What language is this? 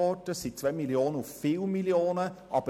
Swiss German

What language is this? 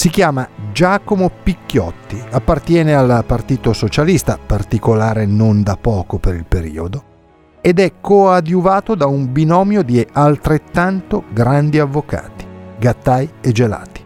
Italian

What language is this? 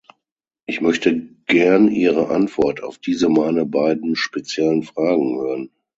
German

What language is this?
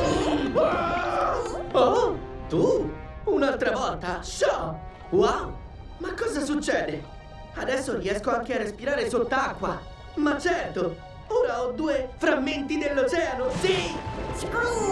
Italian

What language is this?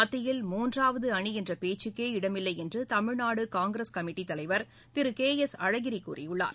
Tamil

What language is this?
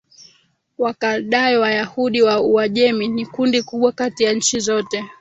Swahili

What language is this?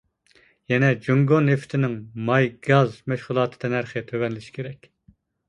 Uyghur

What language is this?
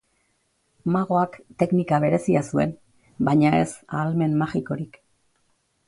Basque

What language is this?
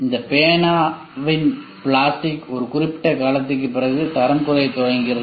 Tamil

